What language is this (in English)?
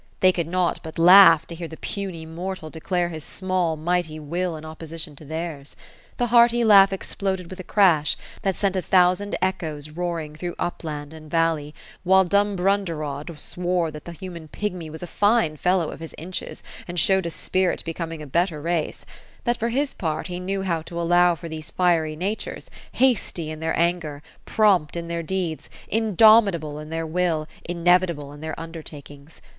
English